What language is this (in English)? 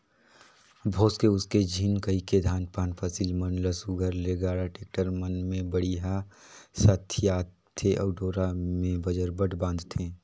Chhattisgarhi